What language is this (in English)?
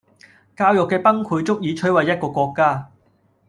Cantonese